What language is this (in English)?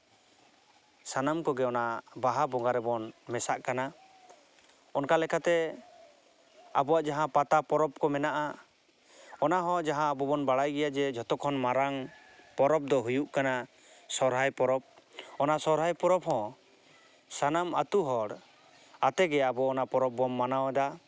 Santali